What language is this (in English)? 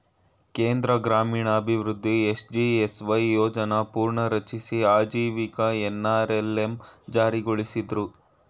Kannada